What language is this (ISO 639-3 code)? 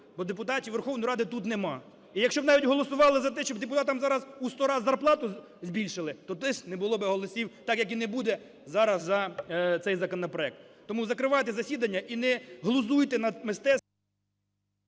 ukr